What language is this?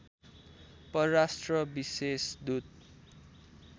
Nepali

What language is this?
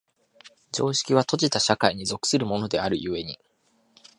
Japanese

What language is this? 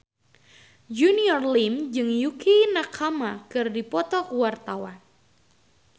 Sundanese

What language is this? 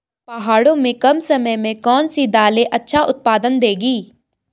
Hindi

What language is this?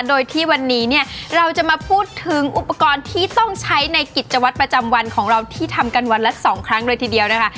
Thai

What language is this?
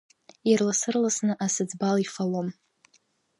Abkhazian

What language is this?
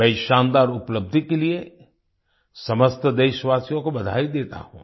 Hindi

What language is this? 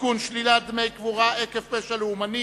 Hebrew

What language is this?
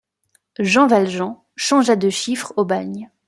French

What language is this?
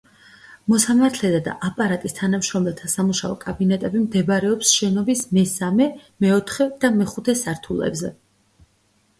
Georgian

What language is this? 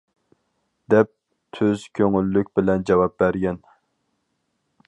Uyghur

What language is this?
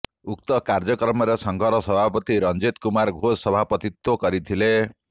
Odia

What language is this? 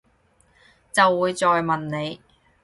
Cantonese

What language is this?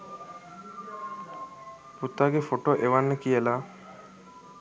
Sinhala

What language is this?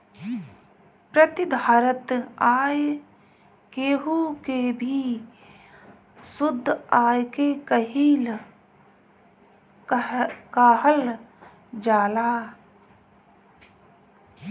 Bhojpuri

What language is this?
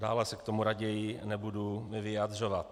Czech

